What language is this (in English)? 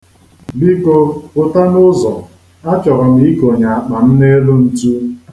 Igbo